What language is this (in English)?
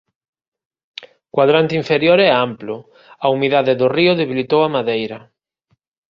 Galician